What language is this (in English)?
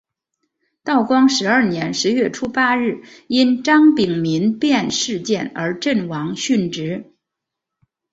Chinese